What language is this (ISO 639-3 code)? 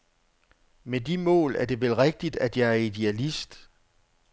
dan